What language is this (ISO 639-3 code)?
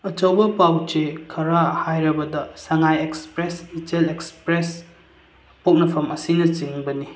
mni